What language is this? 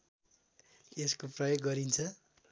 Nepali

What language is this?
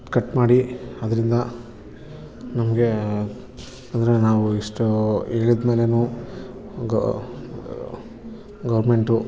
Kannada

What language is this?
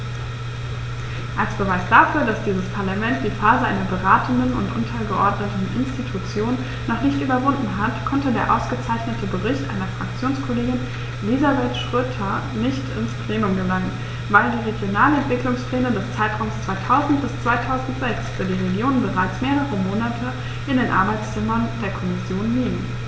German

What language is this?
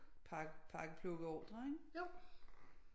Danish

